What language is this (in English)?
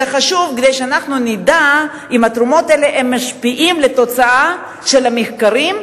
Hebrew